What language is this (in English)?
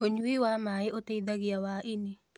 Kikuyu